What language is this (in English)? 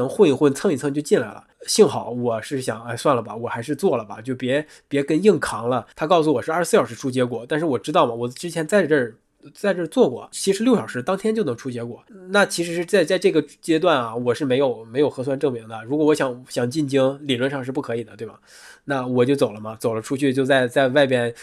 Chinese